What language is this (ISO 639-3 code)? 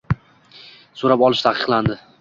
uzb